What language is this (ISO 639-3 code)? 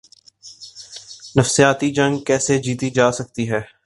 urd